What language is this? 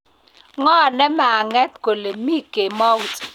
Kalenjin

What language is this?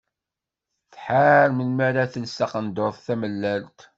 Kabyle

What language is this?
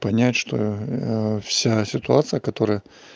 Russian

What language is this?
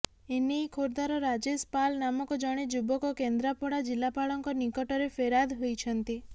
Odia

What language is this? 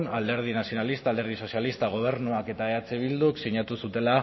Basque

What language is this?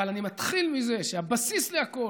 Hebrew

